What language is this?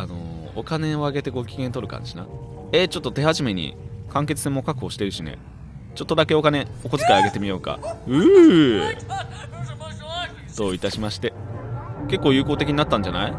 Japanese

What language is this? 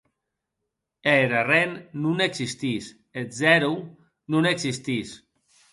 Occitan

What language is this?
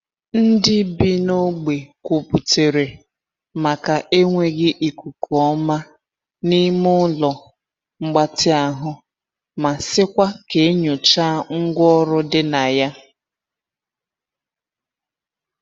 Igbo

